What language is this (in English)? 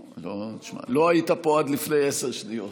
Hebrew